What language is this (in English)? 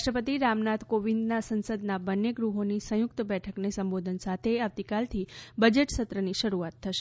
Gujarati